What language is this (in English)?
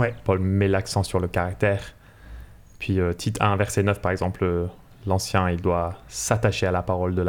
French